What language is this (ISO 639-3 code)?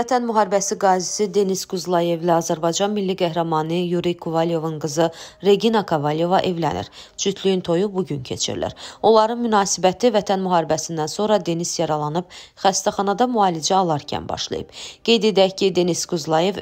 tur